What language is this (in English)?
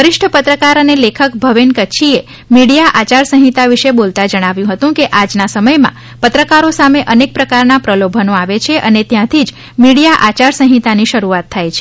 Gujarati